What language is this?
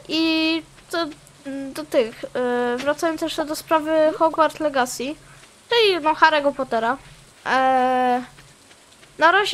Polish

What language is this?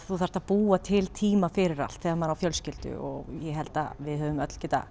Icelandic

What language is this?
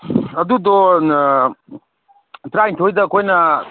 Manipuri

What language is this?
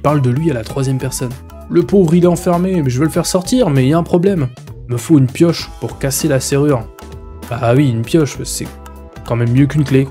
French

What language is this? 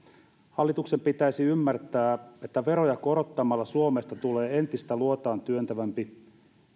Finnish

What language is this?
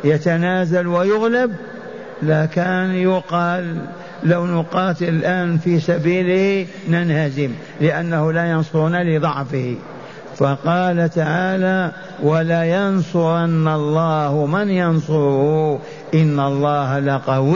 Arabic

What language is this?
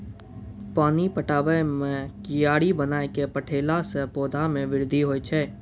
Maithili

